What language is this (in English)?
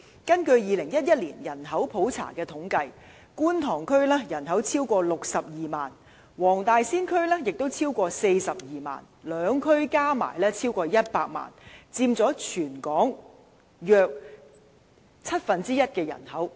Cantonese